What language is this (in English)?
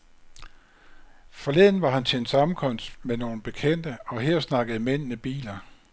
Danish